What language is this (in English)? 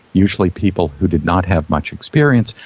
English